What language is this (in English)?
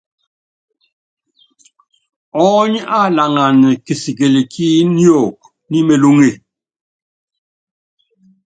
Yangben